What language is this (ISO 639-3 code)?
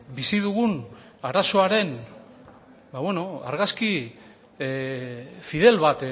eus